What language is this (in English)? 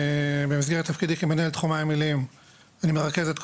Hebrew